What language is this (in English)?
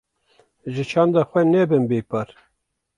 Kurdish